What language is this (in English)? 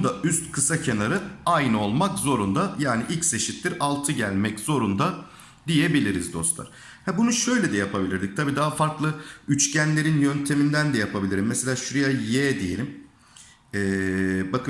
Turkish